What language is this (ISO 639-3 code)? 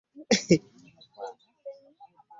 lug